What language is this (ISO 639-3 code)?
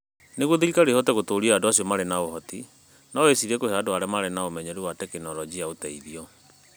kik